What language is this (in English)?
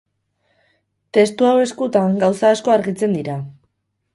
Basque